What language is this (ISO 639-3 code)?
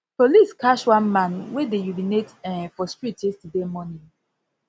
pcm